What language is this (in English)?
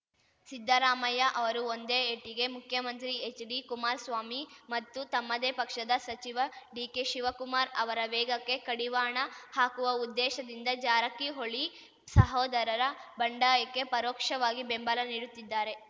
Kannada